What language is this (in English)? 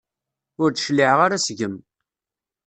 Kabyle